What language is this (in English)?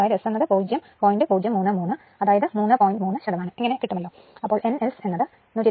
Malayalam